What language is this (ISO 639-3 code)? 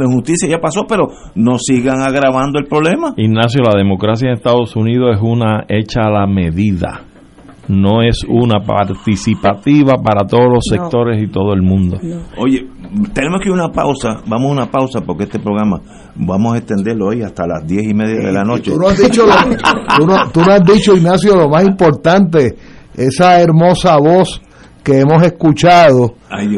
spa